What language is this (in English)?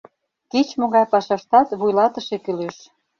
Mari